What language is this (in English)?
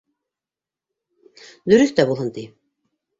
Bashkir